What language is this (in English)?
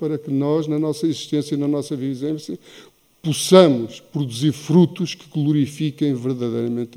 Portuguese